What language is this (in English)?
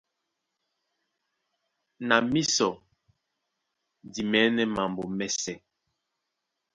Duala